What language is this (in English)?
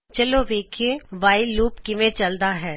Punjabi